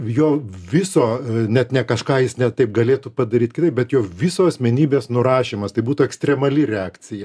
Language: Lithuanian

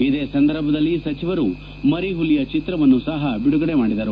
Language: Kannada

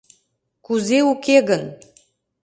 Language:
Mari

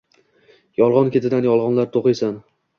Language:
Uzbek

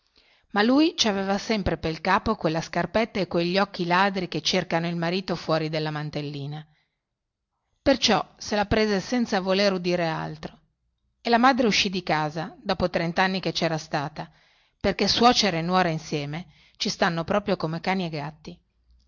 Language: Italian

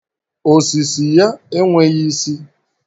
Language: Igbo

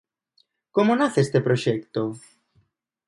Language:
Galician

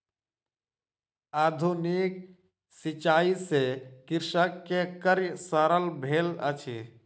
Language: Maithili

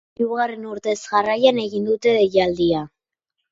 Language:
Basque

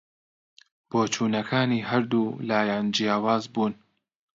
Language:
Central Kurdish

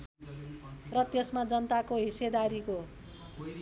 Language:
Nepali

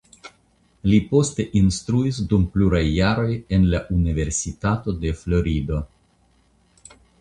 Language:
Esperanto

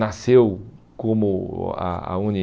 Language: Portuguese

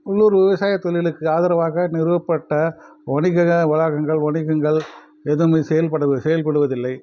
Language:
Tamil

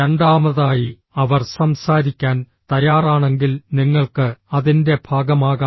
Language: Malayalam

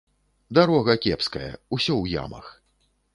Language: Belarusian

